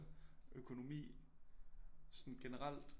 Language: Danish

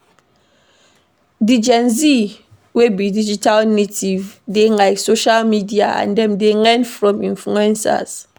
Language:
Nigerian Pidgin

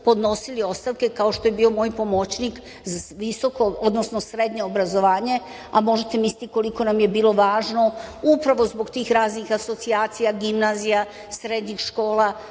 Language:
Serbian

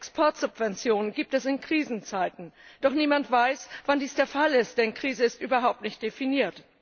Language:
German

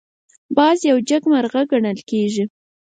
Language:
Pashto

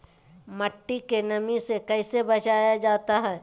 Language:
Magahi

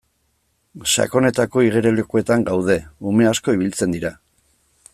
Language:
Basque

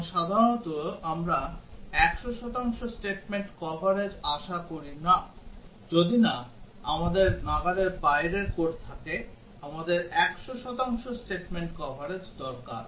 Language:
Bangla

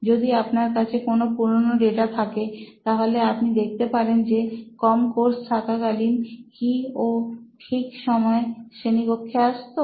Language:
Bangla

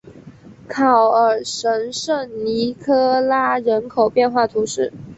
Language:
Chinese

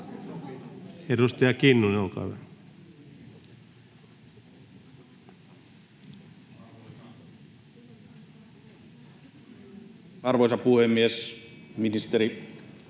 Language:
Finnish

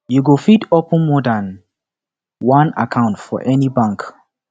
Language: Nigerian Pidgin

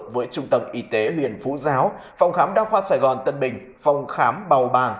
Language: Vietnamese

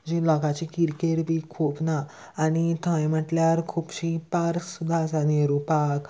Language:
Konkani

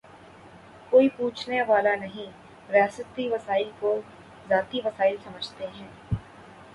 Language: Urdu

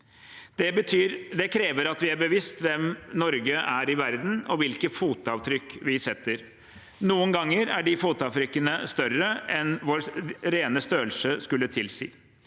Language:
Norwegian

